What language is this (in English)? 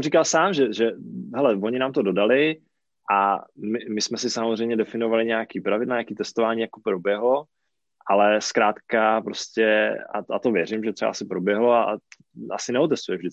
Czech